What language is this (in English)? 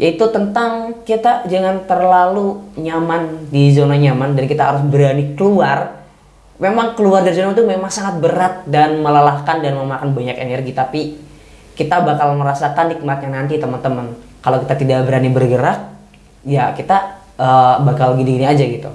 Indonesian